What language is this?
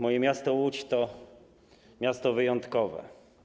Polish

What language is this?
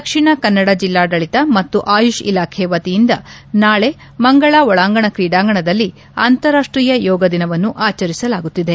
Kannada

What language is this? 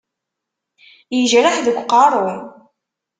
Kabyle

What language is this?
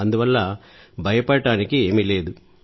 Telugu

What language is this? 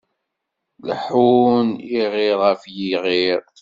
Kabyle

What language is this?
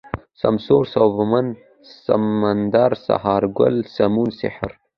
Pashto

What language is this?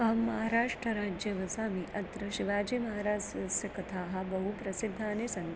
Sanskrit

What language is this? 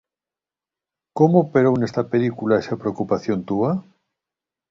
Galician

